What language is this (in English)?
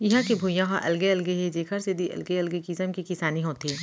Chhattisgarhi